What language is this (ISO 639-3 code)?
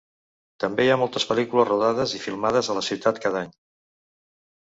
cat